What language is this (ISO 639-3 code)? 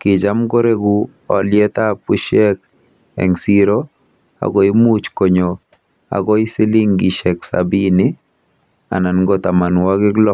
kln